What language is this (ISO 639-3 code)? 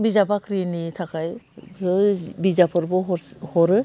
brx